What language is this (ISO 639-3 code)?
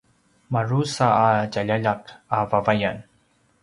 pwn